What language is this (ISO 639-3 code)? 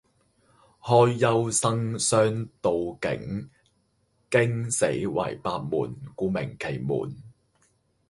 yue